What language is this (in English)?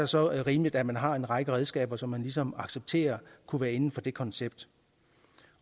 Danish